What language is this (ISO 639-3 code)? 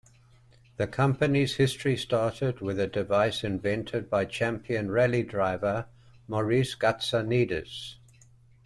eng